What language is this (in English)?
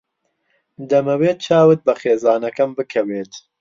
Central Kurdish